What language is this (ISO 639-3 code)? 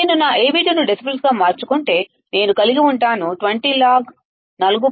tel